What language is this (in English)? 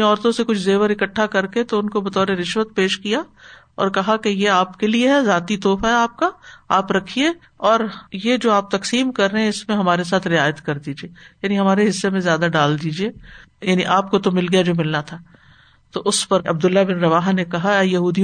Urdu